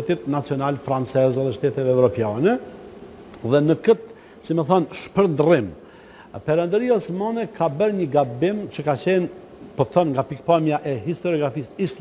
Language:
Italian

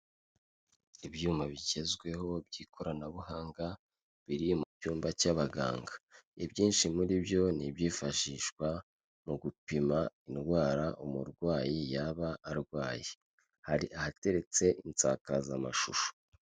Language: Kinyarwanda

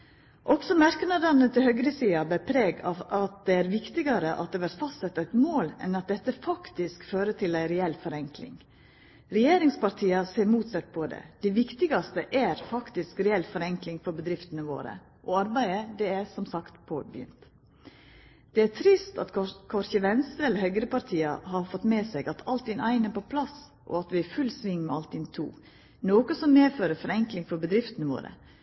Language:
Norwegian Nynorsk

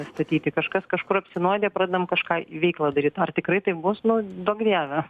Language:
Lithuanian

